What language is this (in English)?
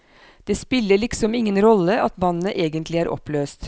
Norwegian